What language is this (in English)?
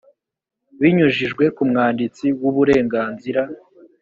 Kinyarwanda